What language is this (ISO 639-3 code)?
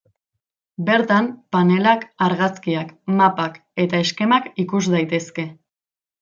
eus